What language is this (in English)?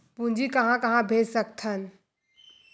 Chhattisgarhi